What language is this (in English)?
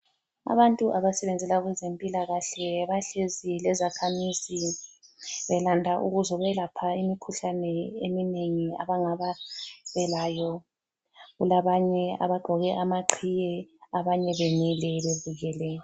North Ndebele